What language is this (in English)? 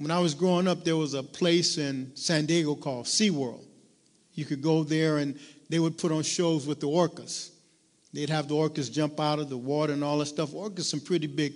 English